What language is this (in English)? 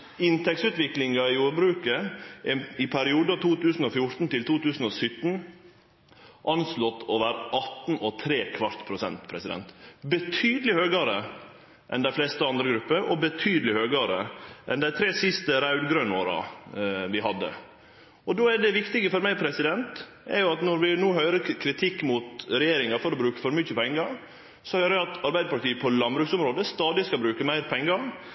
Norwegian Nynorsk